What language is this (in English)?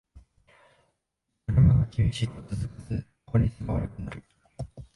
Japanese